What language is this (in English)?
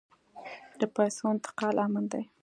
Pashto